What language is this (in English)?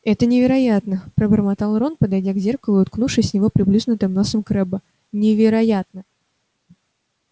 Russian